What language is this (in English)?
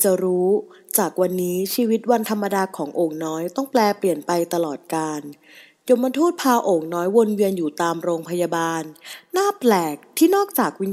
Thai